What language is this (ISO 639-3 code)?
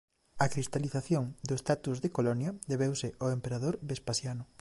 glg